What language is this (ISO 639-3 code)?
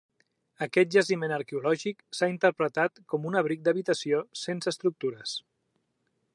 cat